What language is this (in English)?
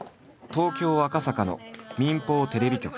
Japanese